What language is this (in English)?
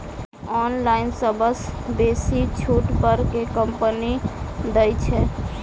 Maithili